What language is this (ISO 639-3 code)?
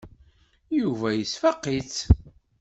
kab